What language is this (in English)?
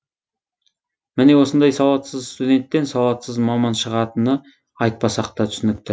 Kazakh